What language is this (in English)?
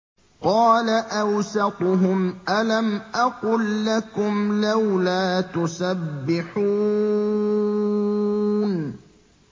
Arabic